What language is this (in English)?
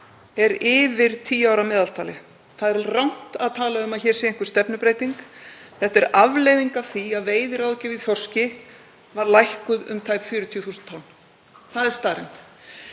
Icelandic